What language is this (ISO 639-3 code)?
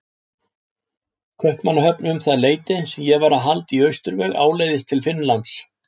isl